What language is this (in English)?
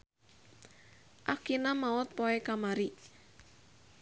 Sundanese